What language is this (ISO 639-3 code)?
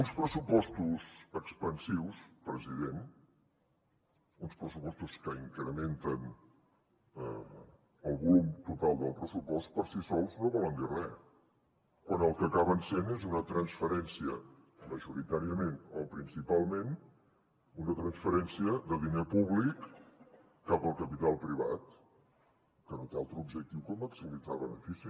cat